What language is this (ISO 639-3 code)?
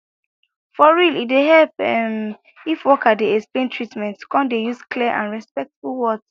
pcm